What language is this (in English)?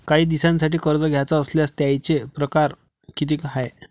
Marathi